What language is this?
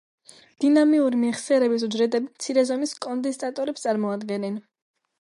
Georgian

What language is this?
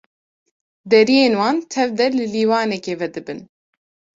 Kurdish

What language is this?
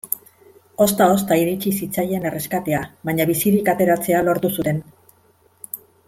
Basque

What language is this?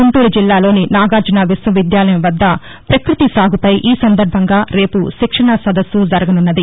Telugu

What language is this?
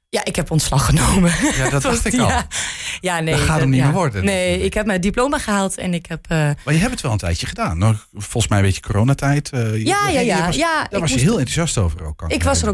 Dutch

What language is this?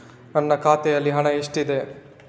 Kannada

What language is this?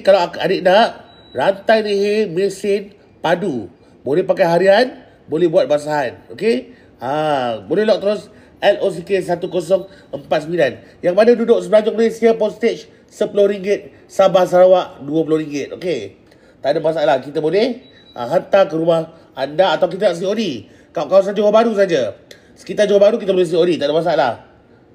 Malay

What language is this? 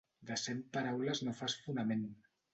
Catalan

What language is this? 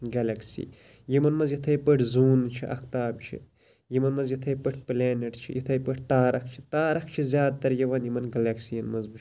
Kashmiri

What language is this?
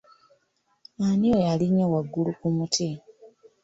Ganda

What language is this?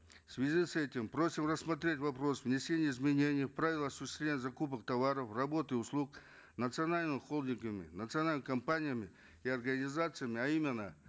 Kazakh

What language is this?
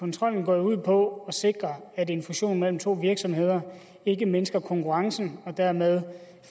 Danish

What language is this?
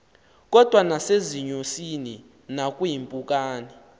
Xhosa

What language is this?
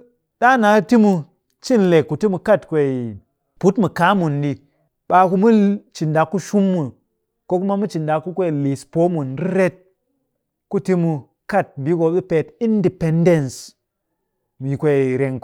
Cakfem-Mushere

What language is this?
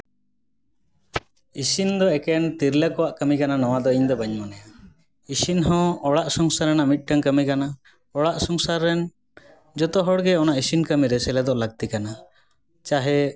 Santali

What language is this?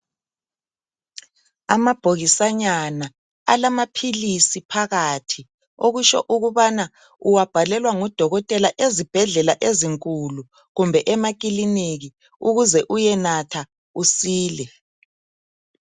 North Ndebele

